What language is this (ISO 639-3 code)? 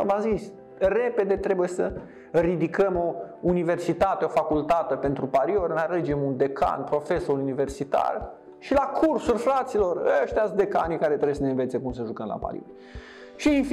ron